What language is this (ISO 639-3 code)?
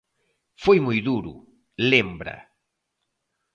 glg